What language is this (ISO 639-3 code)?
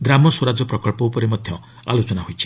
ori